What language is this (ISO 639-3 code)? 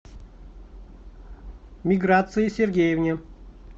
rus